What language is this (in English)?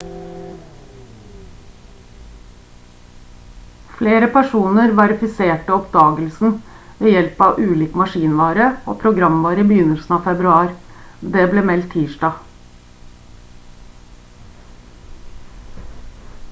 Norwegian Bokmål